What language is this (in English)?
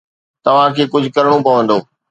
Sindhi